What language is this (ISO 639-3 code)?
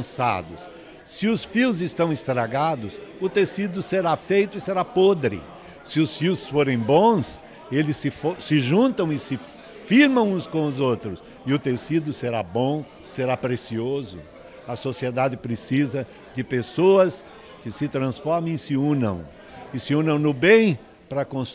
por